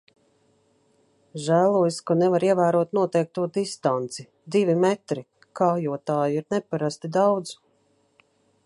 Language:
Latvian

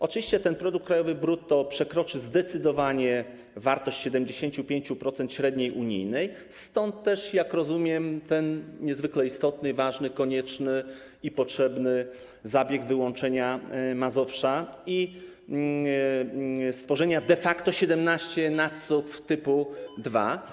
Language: Polish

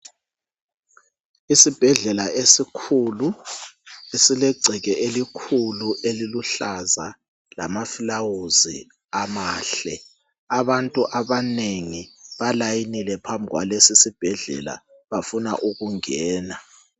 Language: North Ndebele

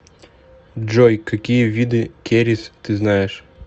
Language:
Russian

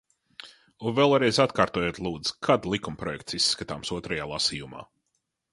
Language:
Latvian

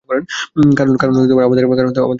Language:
Bangla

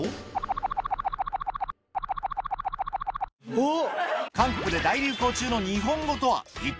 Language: Japanese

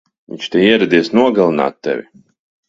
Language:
Latvian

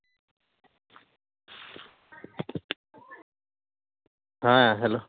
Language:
Santali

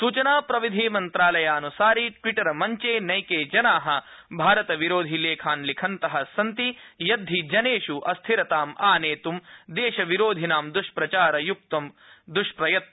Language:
Sanskrit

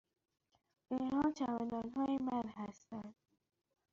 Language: Persian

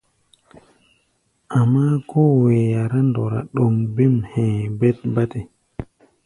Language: Gbaya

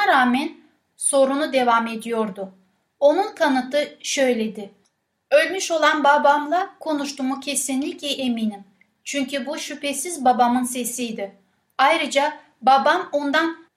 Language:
Turkish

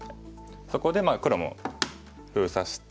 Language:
Japanese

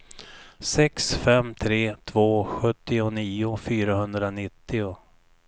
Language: Swedish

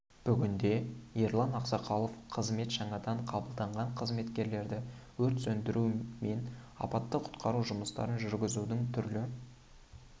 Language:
Kazakh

